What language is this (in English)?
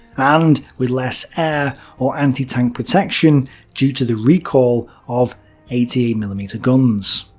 English